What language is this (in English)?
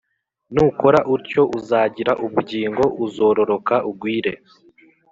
Kinyarwanda